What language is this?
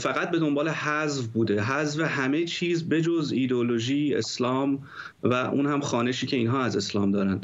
Persian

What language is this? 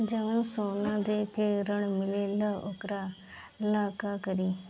Bhojpuri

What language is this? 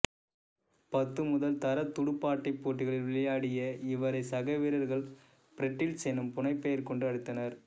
Tamil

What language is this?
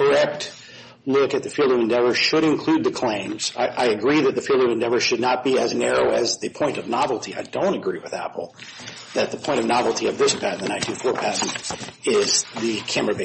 English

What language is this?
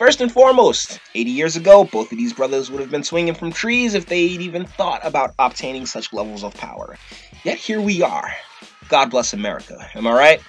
English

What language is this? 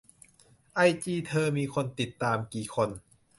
Thai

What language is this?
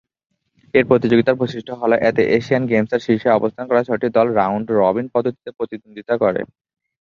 Bangla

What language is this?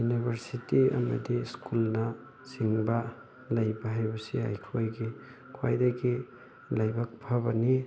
Manipuri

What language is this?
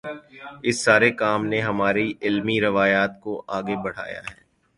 Urdu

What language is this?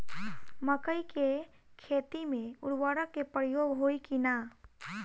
Bhojpuri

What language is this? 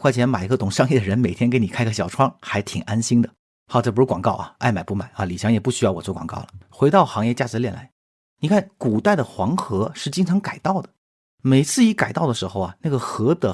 Chinese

